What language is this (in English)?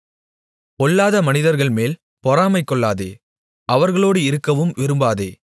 Tamil